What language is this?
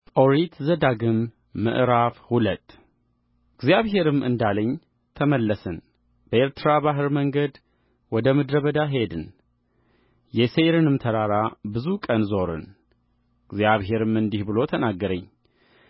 Amharic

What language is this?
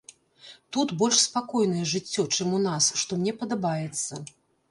Belarusian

